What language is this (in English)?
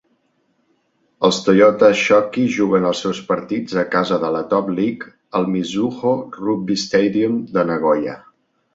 Catalan